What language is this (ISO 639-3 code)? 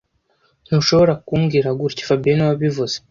kin